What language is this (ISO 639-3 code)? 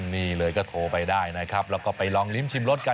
tha